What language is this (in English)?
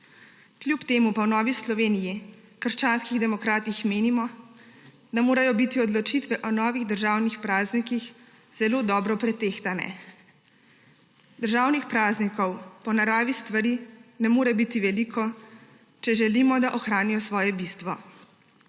Slovenian